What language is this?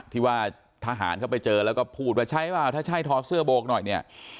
Thai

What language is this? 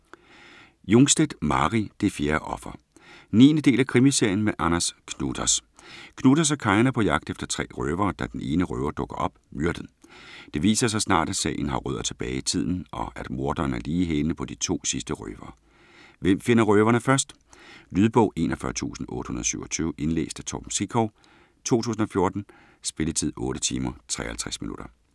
Danish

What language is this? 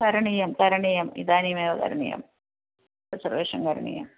Sanskrit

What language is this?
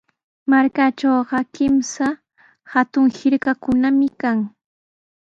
Sihuas Ancash Quechua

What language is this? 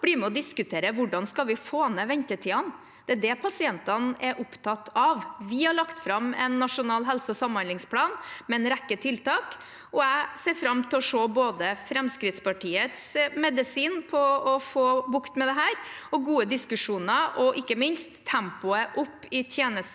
Norwegian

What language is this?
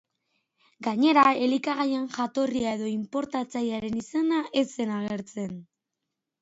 Basque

